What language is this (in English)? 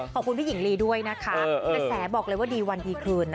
Thai